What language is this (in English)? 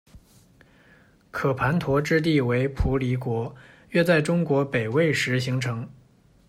Chinese